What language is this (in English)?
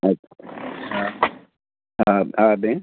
Sindhi